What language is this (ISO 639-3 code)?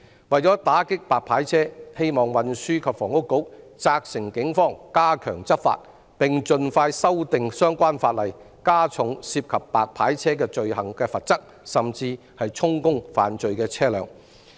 yue